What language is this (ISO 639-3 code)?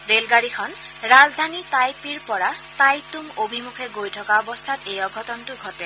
asm